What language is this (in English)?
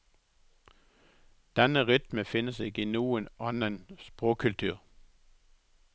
Norwegian